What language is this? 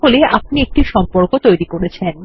Bangla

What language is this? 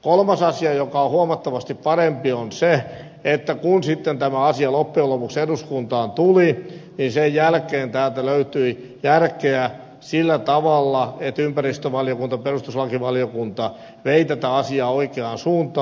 Finnish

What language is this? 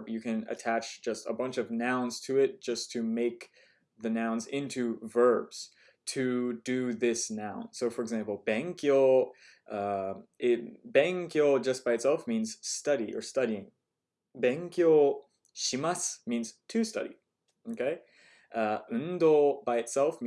English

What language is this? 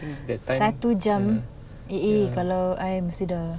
English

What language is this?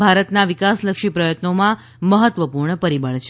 Gujarati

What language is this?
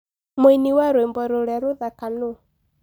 Kikuyu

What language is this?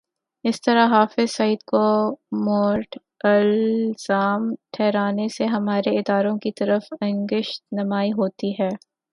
Urdu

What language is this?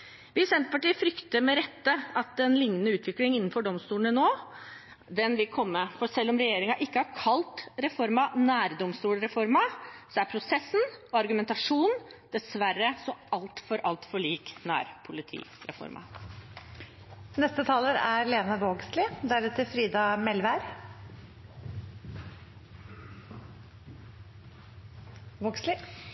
Norwegian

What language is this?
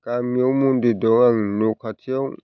Bodo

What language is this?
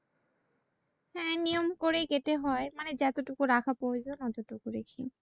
Bangla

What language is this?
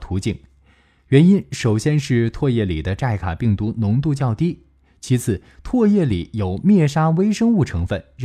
Chinese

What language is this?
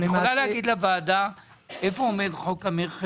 Hebrew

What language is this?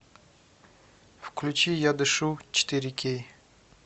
Russian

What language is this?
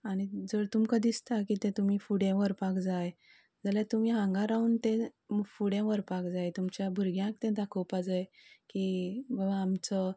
Konkani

